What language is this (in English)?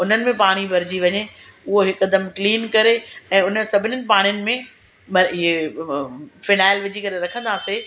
Sindhi